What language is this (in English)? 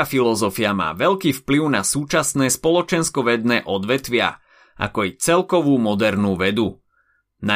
Slovak